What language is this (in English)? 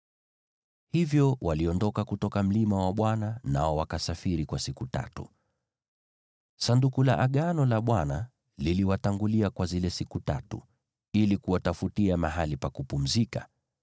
Swahili